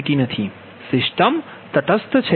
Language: Gujarati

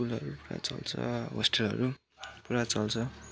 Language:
Nepali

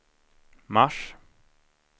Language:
Swedish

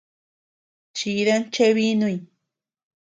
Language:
Tepeuxila Cuicatec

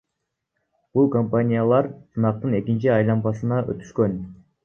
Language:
Kyrgyz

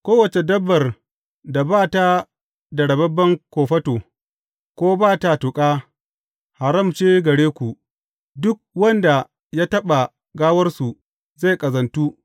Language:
Hausa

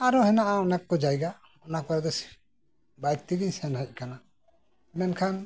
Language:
Santali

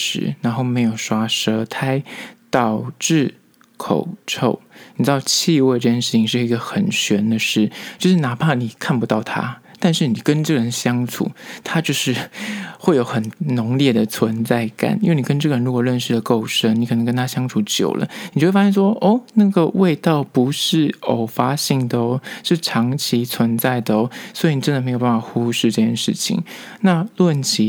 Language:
Chinese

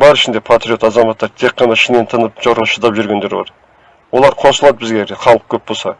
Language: Turkish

